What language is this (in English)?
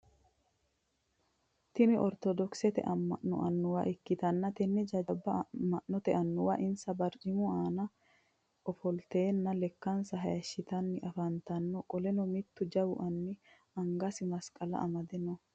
Sidamo